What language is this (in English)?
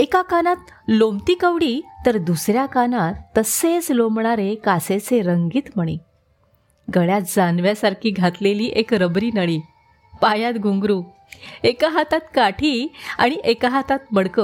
Marathi